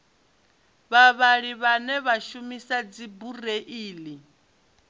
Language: Venda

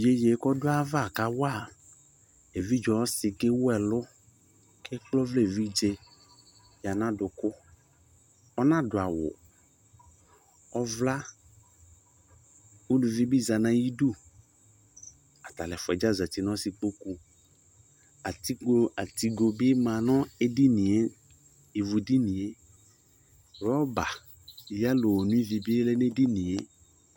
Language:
Ikposo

